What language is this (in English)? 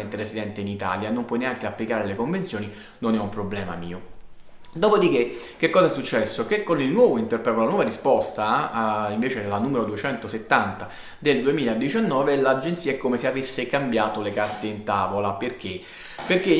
Italian